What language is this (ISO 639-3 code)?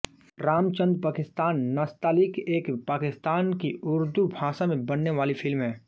hin